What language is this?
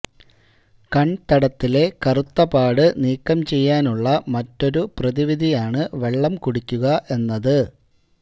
Malayalam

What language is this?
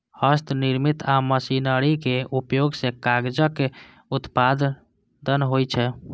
Maithili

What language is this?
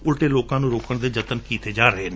Punjabi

